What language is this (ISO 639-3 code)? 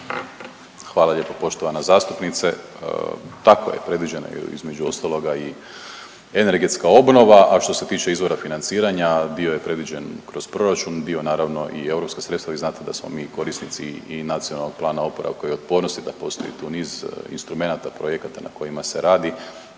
hrv